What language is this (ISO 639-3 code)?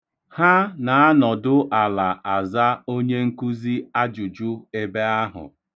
ibo